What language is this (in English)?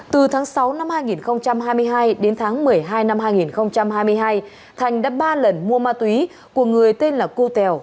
Vietnamese